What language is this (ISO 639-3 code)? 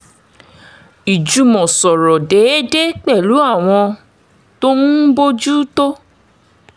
yor